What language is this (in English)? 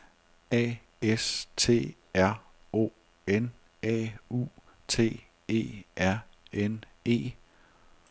Danish